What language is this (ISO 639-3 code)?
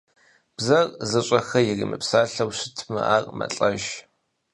kbd